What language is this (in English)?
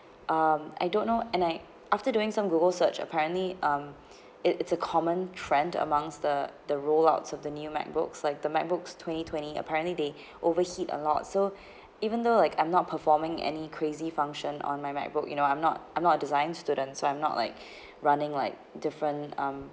English